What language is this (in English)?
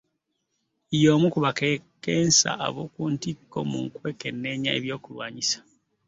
Ganda